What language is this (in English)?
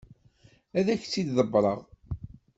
Kabyle